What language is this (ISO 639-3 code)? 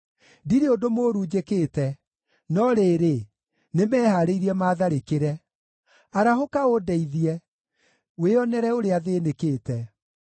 kik